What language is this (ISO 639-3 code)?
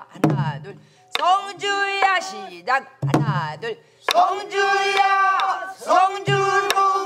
kor